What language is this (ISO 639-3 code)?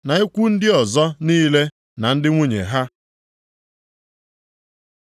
ibo